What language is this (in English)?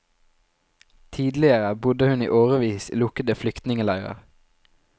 Norwegian